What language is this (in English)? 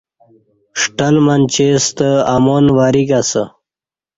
Kati